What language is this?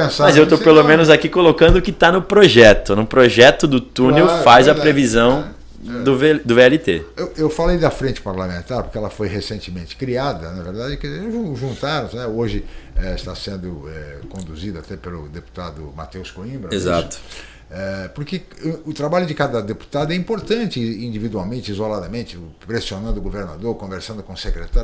Portuguese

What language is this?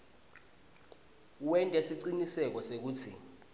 Swati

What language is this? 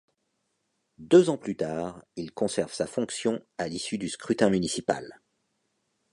French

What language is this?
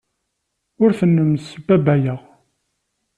Kabyle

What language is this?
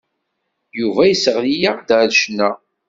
Kabyle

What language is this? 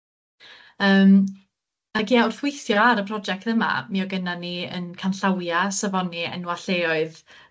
Welsh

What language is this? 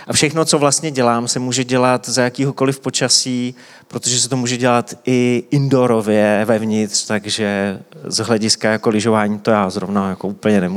Czech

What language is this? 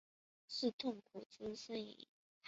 Chinese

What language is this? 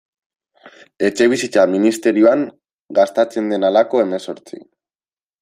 Basque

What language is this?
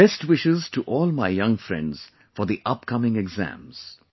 English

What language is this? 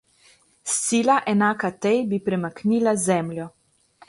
Slovenian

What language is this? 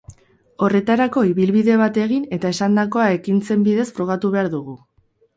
Basque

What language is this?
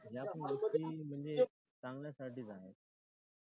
Marathi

